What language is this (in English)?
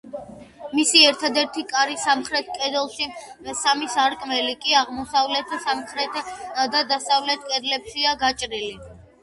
Georgian